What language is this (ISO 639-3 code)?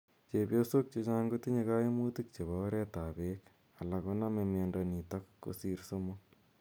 kln